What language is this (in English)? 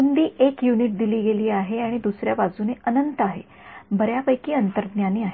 Marathi